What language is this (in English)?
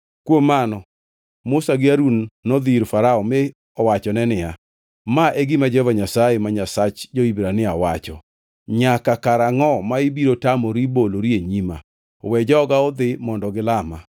Luo (Kenya and Tanzania)